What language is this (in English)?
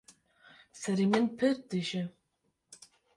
Kurdish